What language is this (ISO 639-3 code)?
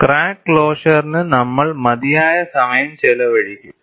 mal